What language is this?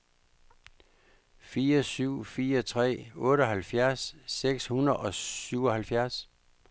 Danish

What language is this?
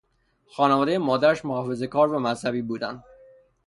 Persian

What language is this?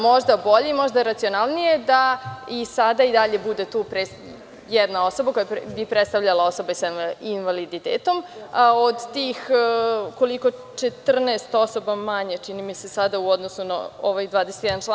Serbian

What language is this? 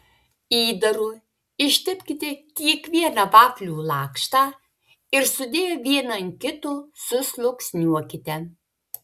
Lithuanian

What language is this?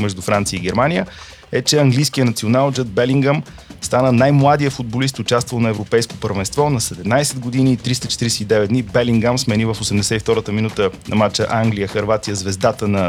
Bulgarian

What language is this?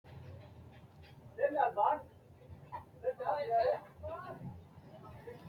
Sidamo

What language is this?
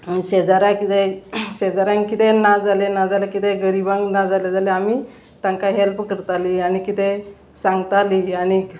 Konkani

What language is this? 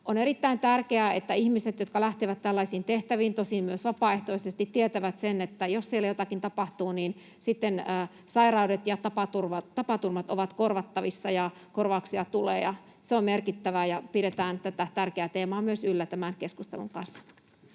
Finnish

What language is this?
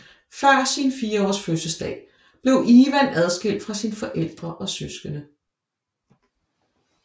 Danish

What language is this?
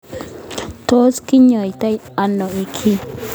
Kalenjin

